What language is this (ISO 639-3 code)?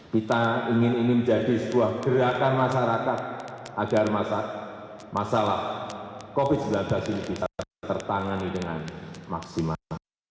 ind